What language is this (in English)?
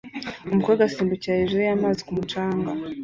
Kinyarwanda